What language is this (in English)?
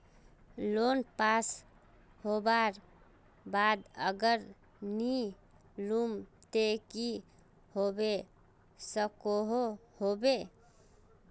Magahi